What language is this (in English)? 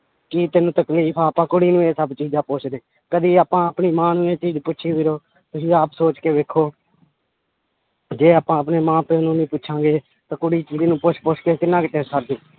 Punjabi